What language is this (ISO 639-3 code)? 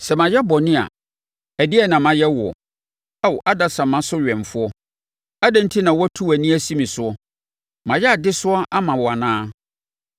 aka